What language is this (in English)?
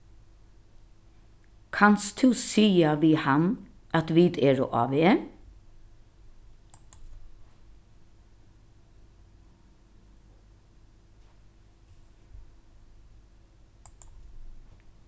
Faroese